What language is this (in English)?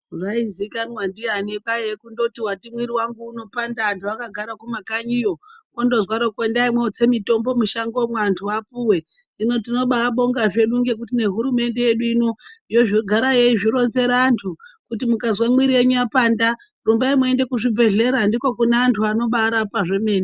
Ndau